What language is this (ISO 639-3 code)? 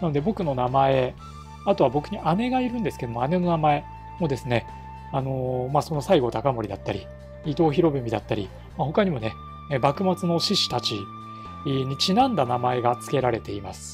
jpn